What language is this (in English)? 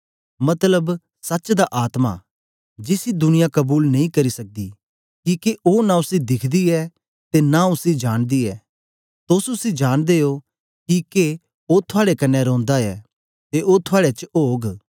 Dogri